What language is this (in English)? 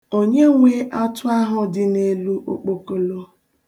Igbo